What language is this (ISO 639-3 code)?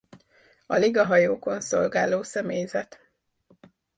hun